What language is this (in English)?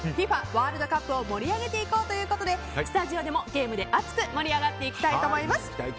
Japanese